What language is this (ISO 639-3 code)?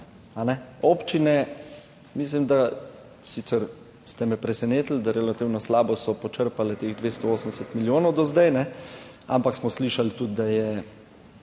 slv